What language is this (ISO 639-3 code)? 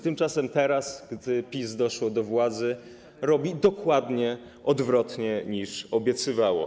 pol